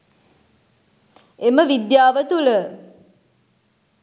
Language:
Sinhala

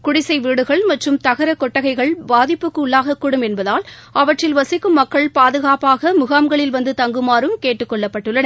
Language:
Tamil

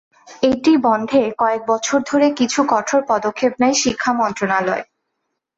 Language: Bangla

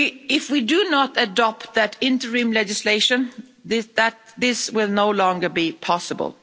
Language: English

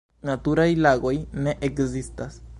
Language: Esperanto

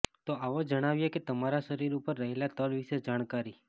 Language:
Gujarati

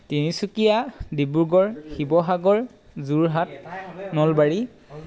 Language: Assamese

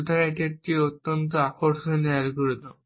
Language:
Bangla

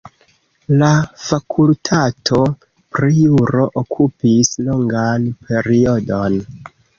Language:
Esperanto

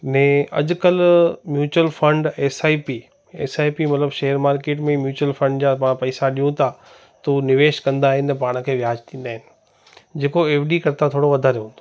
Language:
Sindhi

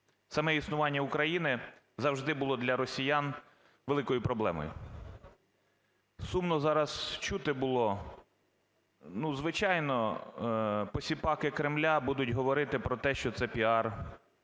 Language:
Ukrainian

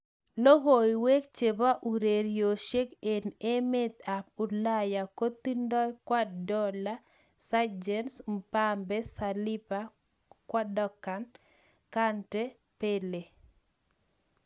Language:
Kalenjin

